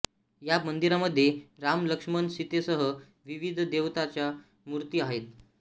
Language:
Marathi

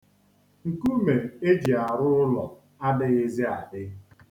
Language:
Igbo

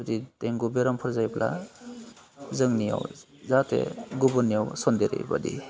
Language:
Bodo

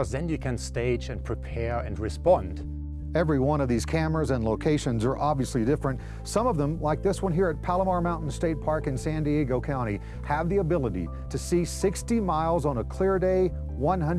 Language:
English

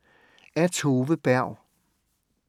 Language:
Danish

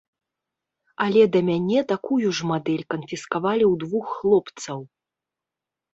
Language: Belarusian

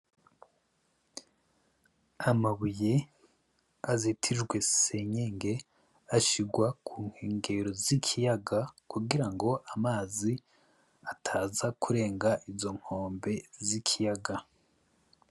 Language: Rundi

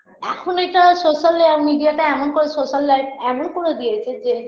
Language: Bangla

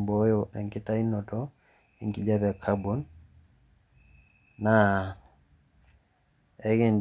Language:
Masai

